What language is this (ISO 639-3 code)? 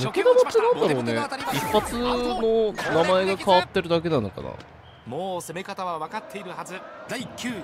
jpn